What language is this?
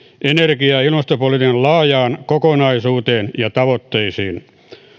Finnish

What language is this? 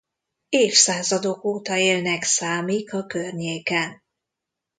Hungarian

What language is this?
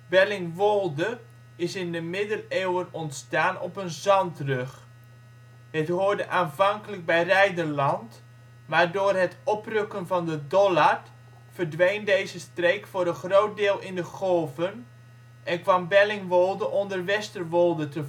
Dutch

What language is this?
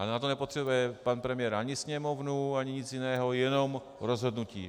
Czech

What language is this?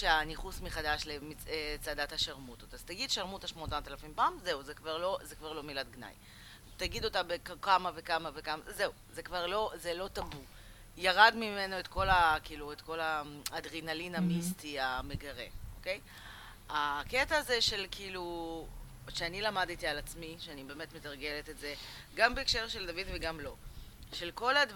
Hebrew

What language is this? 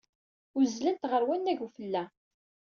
Kabyle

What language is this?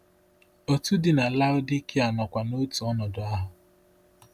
Igbo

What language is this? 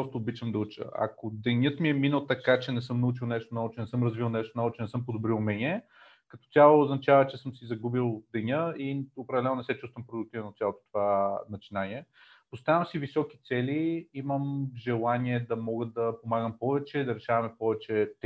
Bulgarian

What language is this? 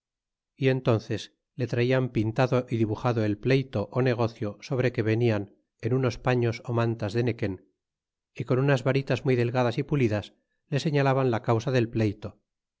Spanish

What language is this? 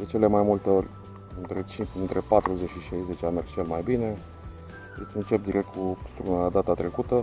Romanian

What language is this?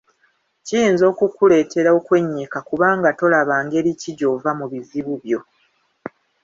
Ganda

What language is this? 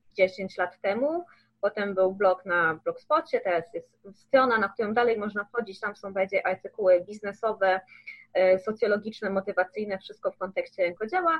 Polish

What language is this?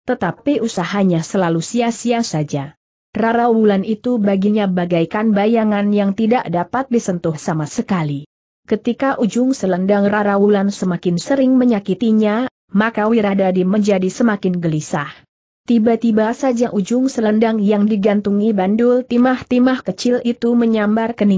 Indonesian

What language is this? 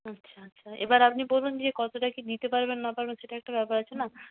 Bangla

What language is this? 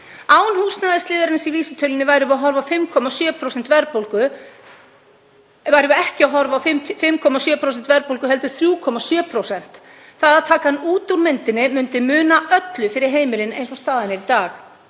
Icelandic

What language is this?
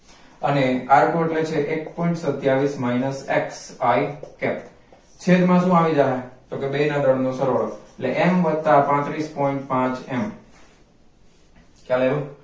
Gujarati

